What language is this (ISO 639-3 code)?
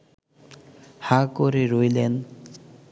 ben